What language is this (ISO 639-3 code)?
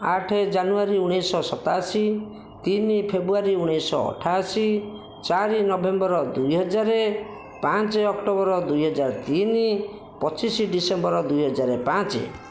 ori